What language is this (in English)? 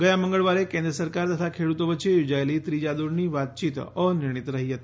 Gujarati